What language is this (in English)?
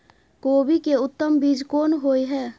Maithili